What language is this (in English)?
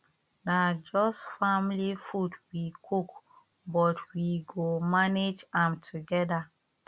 Nigerian Pidgin